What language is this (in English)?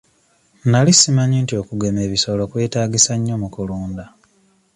Ganda